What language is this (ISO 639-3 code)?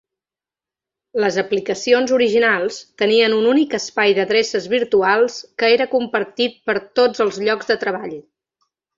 cat